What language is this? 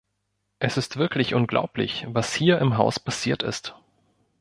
German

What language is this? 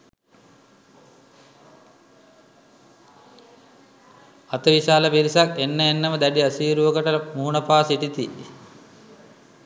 Sinhala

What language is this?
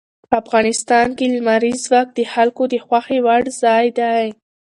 Pashto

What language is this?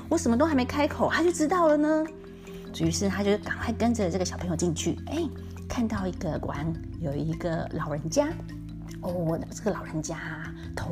Chinese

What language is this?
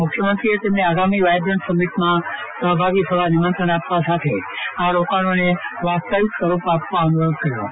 Gujarati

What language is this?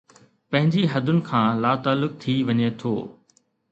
Sindhi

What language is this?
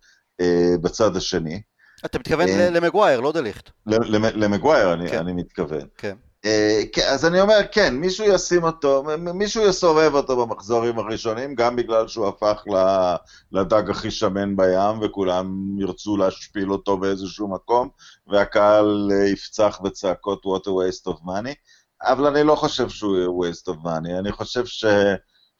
Hebrew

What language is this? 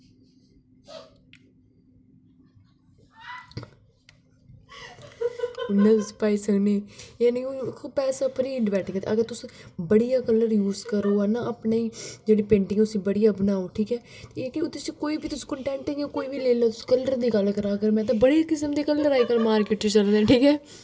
Dogri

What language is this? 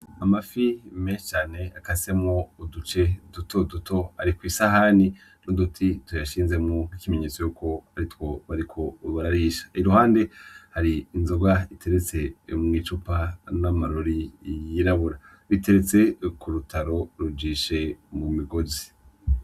Rundi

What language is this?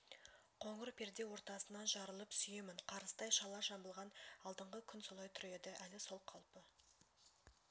Kazakh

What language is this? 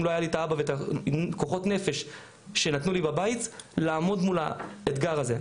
Hebrew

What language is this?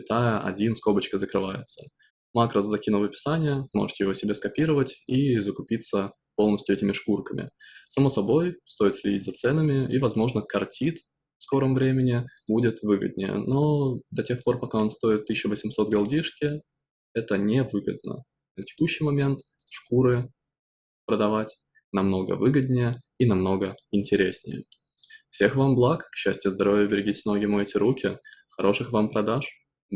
Russian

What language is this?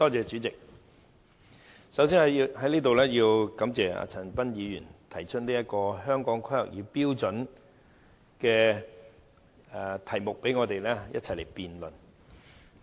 Cantonese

